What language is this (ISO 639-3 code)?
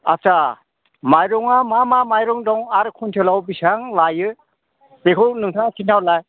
brx